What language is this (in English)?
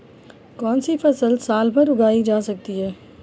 Hindi